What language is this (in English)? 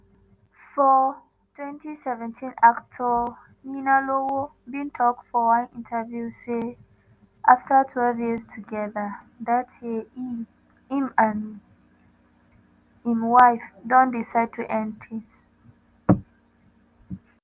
Nigerian Pidgin